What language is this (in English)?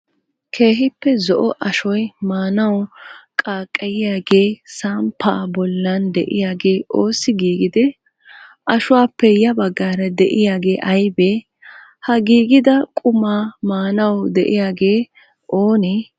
Wolaytta